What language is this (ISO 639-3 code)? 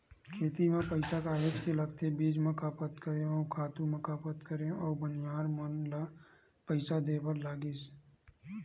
hne